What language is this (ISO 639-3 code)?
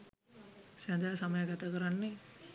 sin